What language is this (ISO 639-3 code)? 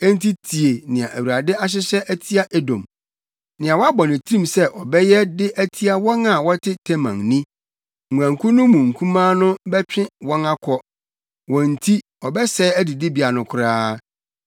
aka